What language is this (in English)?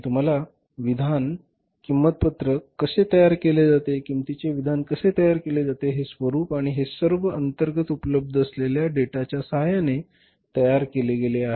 Marathi